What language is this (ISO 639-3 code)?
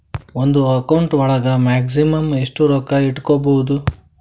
kan